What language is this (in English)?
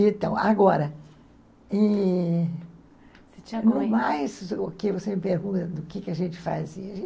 Portuguese